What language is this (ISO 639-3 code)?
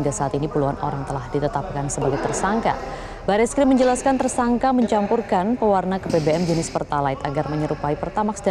ind